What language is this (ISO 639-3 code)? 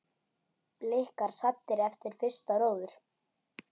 isl